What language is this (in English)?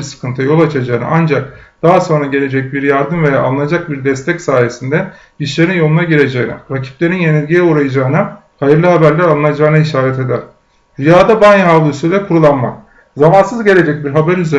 Turkish